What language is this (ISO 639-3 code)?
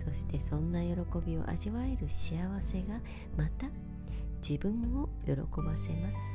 jpn